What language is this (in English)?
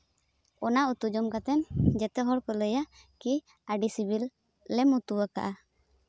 Santali